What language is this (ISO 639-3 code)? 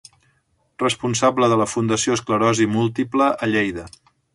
cat